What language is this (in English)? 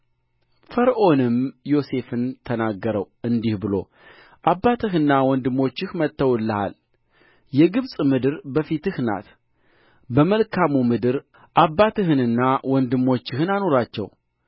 Amharic